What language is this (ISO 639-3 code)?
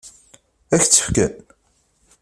kab